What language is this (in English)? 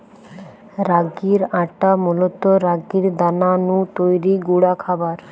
Bangla